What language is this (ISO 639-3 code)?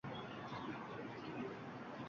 uzb